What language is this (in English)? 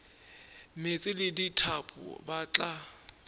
Northern Sotho